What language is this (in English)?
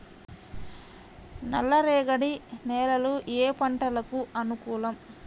Telugu